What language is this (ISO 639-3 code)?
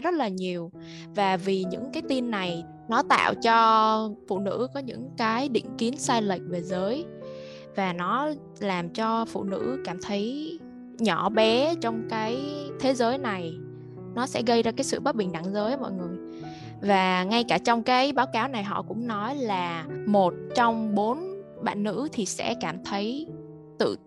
vie